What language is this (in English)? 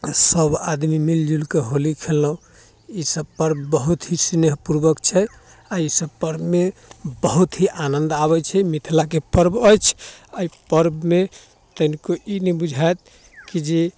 Maithili